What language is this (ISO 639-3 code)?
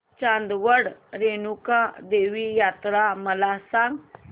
mar